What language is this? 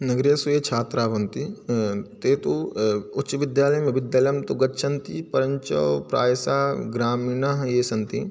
Sanskrit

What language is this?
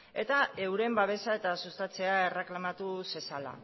Basque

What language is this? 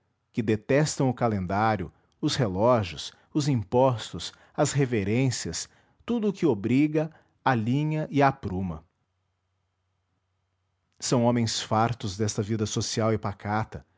Portuguese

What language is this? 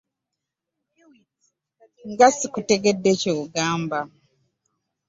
Ganda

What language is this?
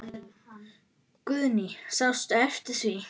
Icelandic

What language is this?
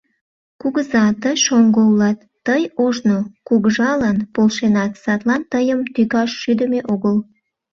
Mari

